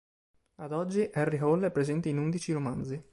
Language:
Italian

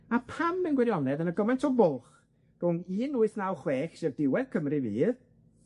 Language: Welsh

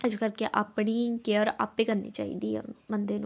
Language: Punjabi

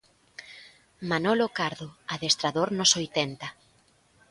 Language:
Galician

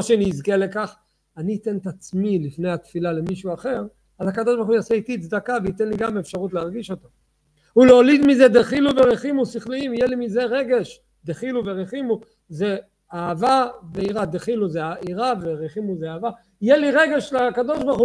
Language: Hebrew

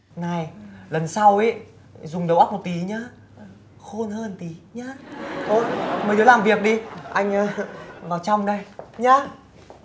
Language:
Vietnamese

